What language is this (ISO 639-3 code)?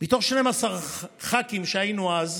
heb